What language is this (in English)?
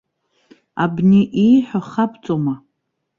Abkhazian